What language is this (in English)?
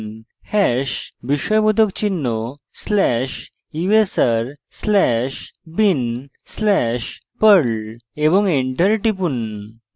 Bangla